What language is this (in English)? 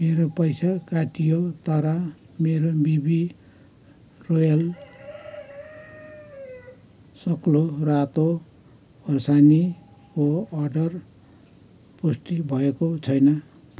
Nepali